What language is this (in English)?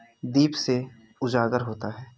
Hindi